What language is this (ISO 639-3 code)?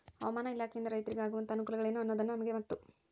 kan